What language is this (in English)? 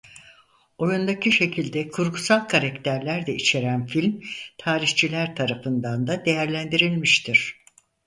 Turkish